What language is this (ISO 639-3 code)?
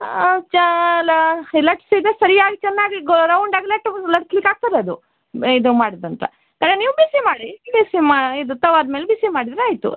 kan